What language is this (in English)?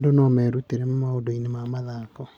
Kikuyu